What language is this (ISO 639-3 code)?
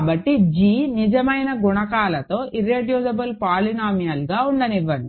tel